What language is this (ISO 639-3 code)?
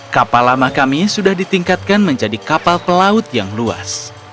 ind